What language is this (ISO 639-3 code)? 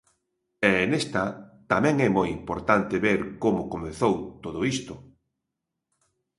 glg